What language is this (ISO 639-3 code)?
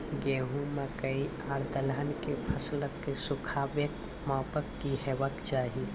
mai